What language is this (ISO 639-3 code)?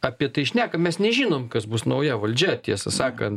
lit